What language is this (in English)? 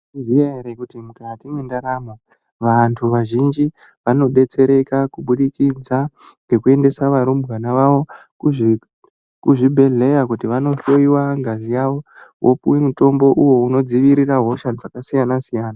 Ndau